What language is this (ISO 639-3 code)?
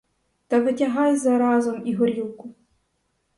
ukr